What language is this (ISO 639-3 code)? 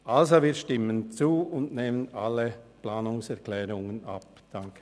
gsw